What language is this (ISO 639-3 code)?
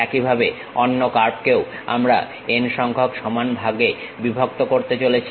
ben